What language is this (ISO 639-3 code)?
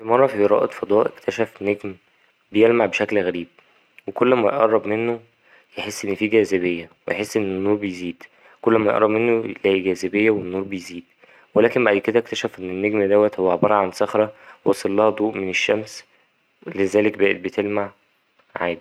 arz